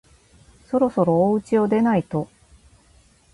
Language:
Japanese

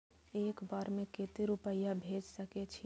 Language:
Maithili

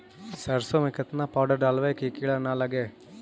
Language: Magahi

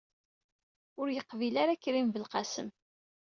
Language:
Kabyle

